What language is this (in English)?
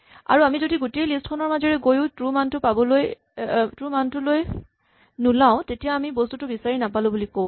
Assamese